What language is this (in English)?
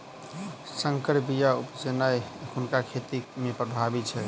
Maithili